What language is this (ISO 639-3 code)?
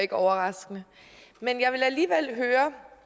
dan